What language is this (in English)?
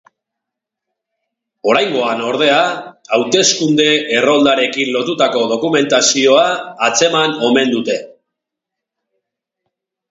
Basque